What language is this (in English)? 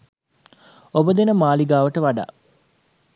Sinhala